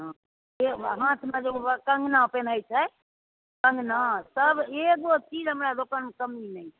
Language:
Maithili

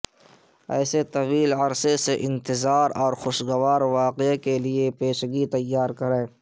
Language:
Urdu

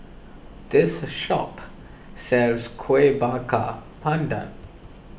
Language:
English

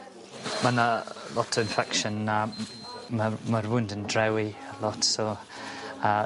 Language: Welsh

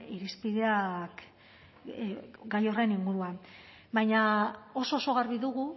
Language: Basque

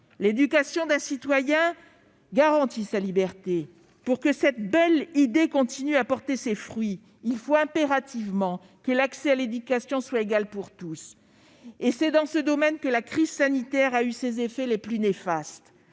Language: French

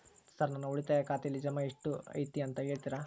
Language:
Kannada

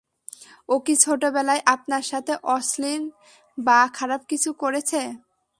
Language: Bangla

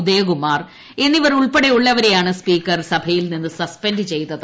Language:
Malayalam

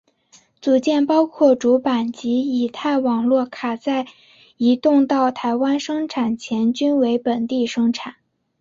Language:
Chinese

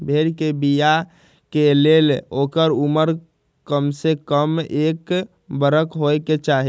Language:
Magahi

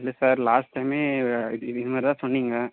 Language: Tamil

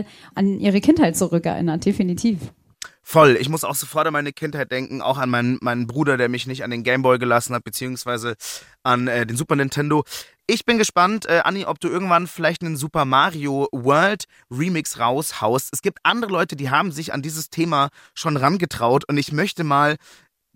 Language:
German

